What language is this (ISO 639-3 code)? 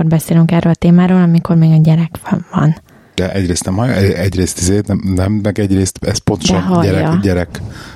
hun